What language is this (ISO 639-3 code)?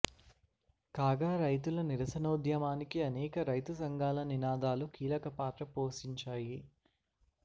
tel